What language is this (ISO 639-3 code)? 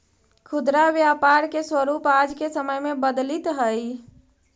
mag